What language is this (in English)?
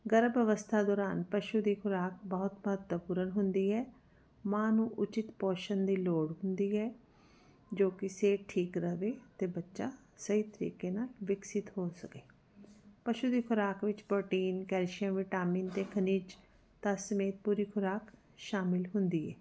Punjabi